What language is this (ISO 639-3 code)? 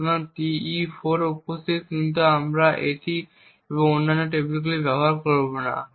ben